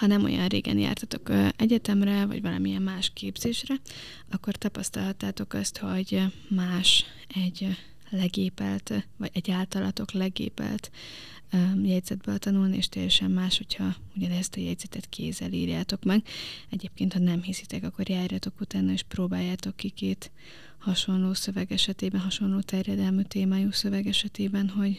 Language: Hungarian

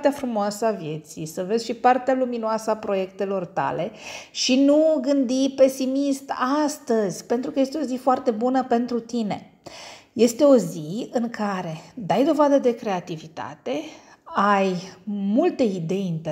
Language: Romanian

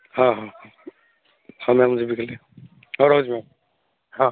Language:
Odia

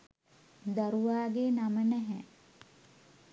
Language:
Sinhala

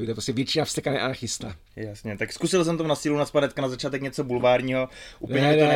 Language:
Czech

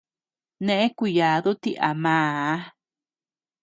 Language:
Tepeuxila Cuicatec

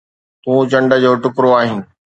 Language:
Sindhi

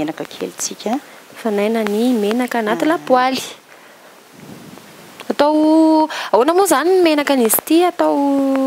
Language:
Dutch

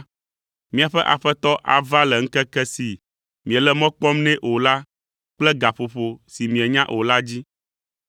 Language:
Ewe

